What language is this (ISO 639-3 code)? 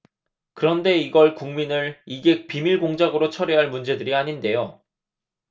kor